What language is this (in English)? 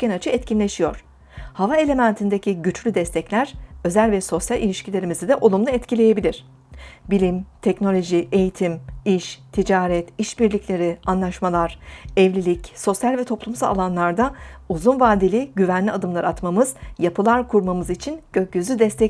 Turkish